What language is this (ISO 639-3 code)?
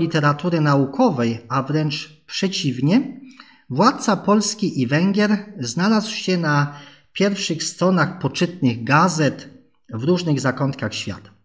pol